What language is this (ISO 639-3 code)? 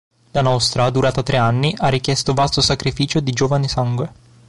ita